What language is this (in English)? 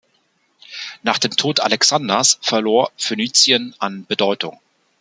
German